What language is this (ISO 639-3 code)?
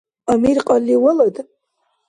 dar